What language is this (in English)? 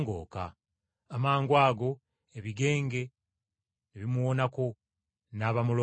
Ganda